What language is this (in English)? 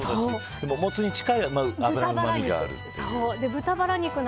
Japanese